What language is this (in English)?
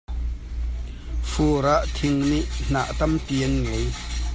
Hakha Chin